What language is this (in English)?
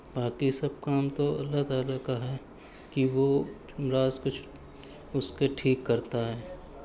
Urdu